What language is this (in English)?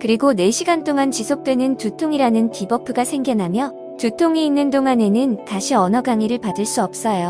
Korean